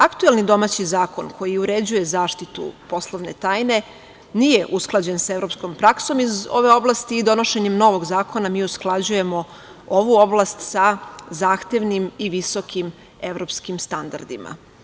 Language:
Serbian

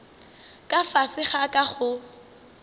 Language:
Northern Sotho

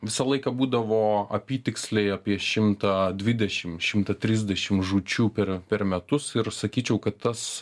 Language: Lithuanian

